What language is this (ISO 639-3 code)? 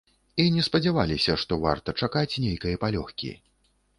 bel